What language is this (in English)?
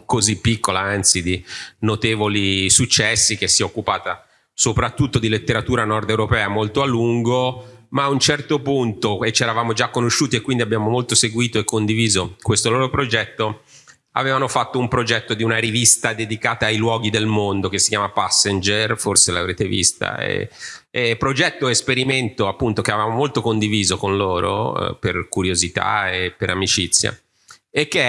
Italian